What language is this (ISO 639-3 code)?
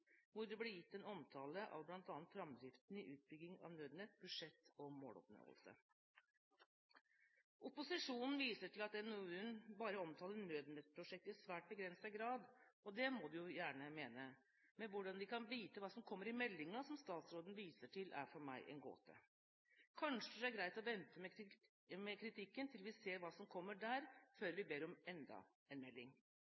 nob